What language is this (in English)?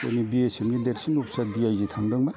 Bodo